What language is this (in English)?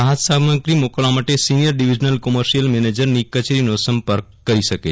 Gujarati